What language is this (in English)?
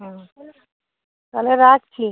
Bangla